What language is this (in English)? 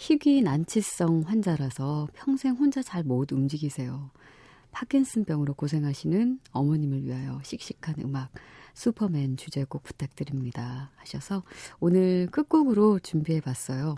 Korean